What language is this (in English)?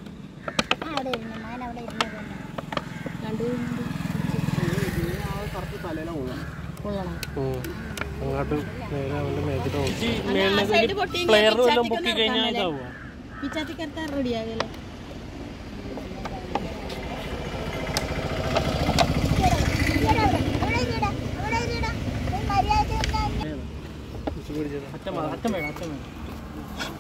Malayalam